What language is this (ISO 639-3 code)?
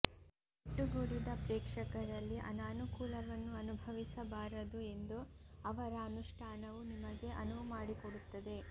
kan